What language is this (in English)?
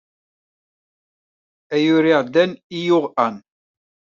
Kabyle